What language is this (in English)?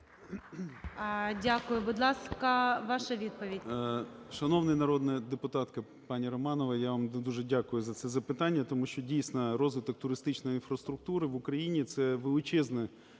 Ukrainian